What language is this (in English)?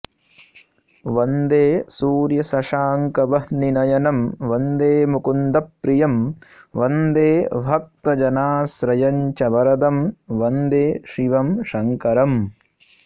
Sanskrit